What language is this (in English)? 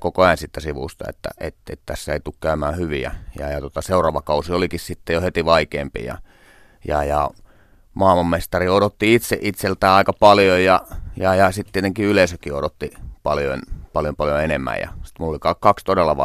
Finnish